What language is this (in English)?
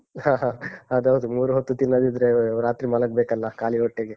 Kannada